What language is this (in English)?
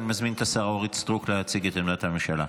Hebrew